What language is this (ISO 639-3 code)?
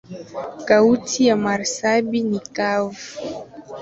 swa